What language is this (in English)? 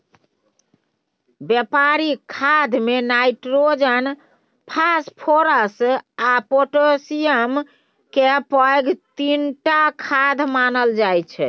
Maithili